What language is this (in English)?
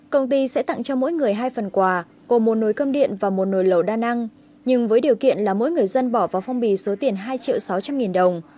Vietnamese